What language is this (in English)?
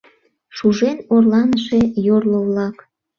Mari